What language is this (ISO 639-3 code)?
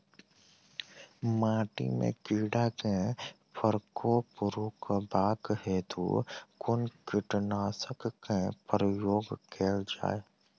mai